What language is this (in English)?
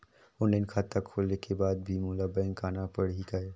Chhattisgarhi